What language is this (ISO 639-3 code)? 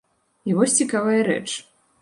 bel